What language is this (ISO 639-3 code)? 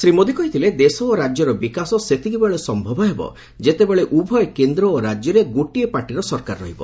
ori